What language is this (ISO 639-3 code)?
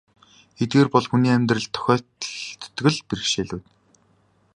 mon